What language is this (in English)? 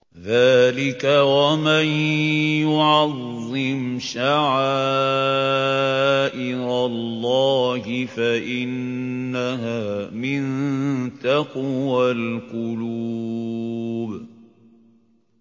Arabic